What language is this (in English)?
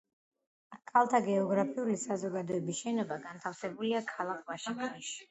Georgian